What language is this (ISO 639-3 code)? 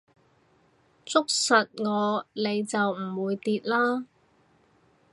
yue